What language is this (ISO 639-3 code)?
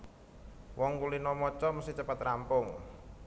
jav